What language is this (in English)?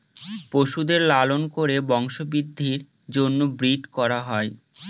Bangla